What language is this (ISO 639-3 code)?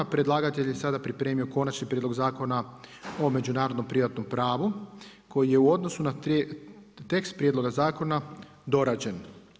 hrv